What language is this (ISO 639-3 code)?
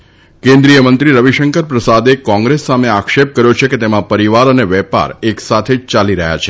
guj